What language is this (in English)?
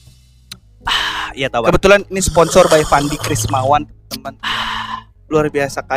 Indonesian